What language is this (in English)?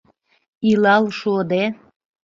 Mari